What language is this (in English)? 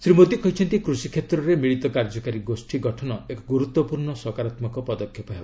Odia